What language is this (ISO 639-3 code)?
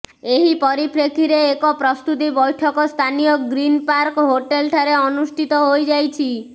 ori